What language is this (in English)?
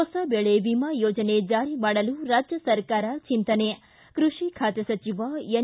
Kannada